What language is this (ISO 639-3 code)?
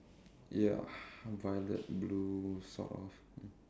eng